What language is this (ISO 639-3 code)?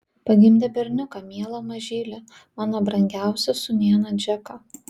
lit